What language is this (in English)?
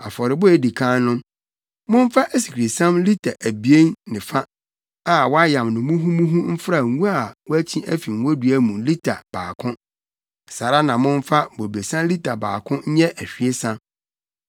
Akan